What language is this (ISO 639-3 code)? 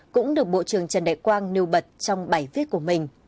vie